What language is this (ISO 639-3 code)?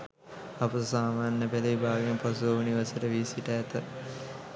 sin